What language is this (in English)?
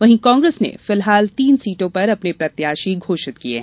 Hindi